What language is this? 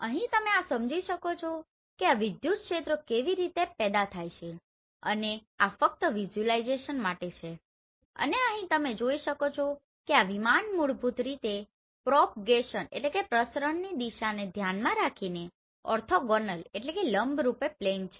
Gujarati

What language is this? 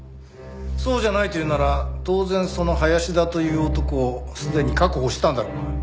Japanese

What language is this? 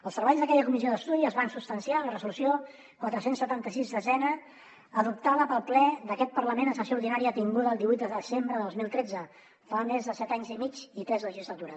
Catalan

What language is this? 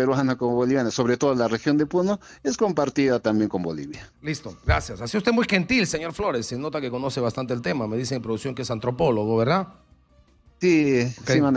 Spanish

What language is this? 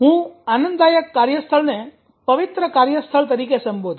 Gujarati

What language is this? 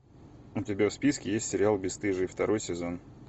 Russian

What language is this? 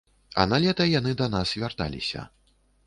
Belarusian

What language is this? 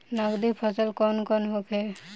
Bhojpuri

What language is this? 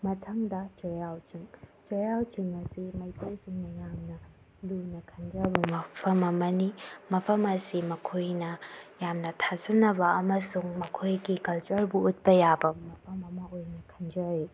Manipuri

